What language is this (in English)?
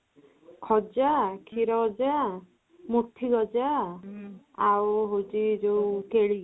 Odia